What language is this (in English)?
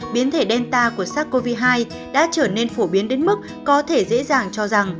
Vietnamese